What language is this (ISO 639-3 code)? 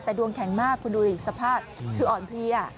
tha